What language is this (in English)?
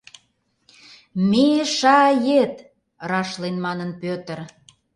Mari